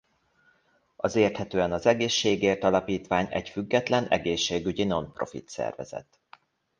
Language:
Hungarian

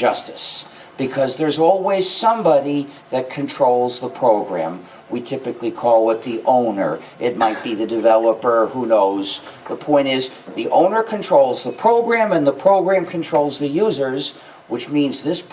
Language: English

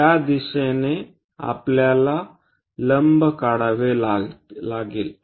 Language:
Marathi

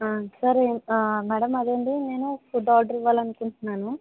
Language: Telugu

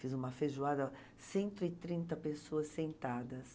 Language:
Portuguese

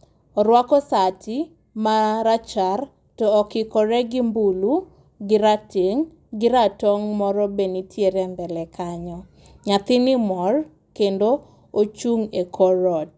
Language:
Luo (Kenya and Tanzania)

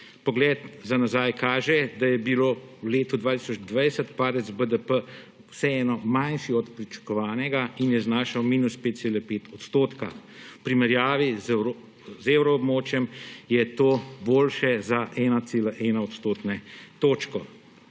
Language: Slovenian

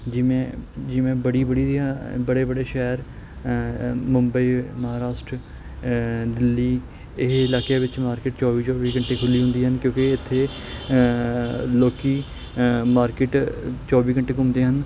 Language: Punjabi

